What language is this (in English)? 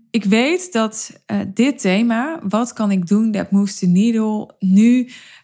Dutch